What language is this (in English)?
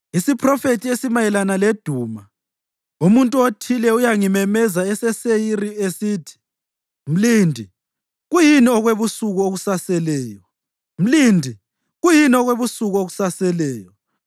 North Ndebele